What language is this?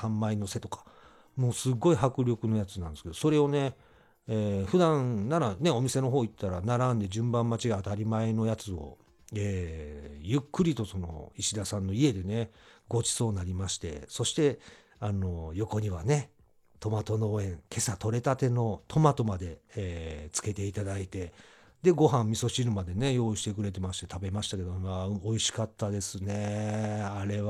Japanese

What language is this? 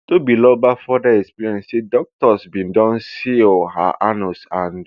Nigerian Pidgin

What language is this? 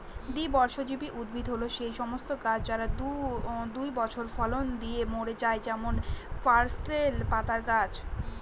Bangla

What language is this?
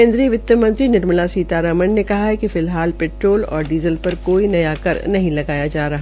Hindi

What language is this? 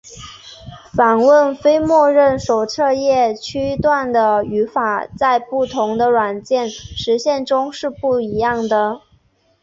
Chinese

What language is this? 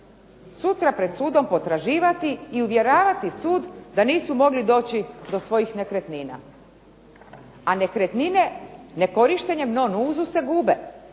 Croatian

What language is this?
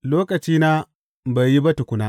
Hausa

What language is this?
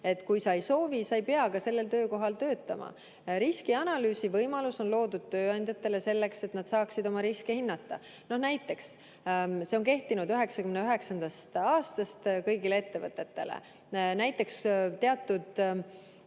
Estonian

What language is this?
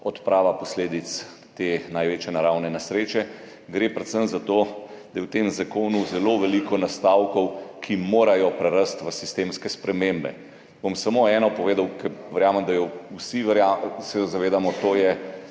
Slovenian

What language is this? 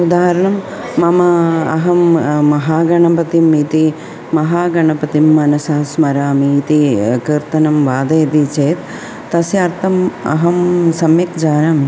Sanskrit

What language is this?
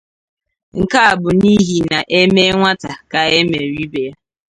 Igbo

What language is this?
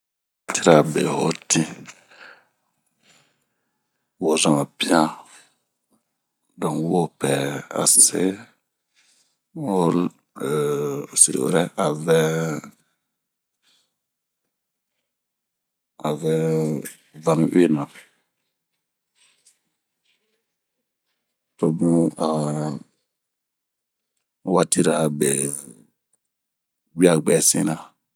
Bomu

